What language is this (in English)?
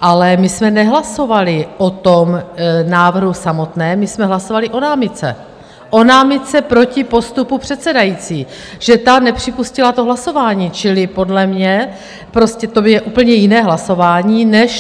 Czech